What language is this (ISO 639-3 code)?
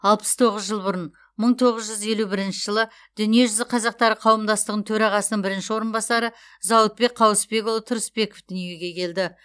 kaz